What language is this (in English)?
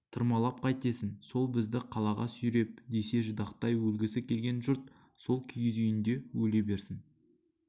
Kazakh